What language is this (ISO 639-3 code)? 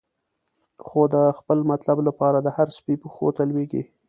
pus